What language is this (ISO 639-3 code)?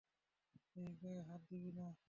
ben